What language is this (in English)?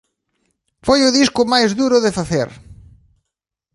Galician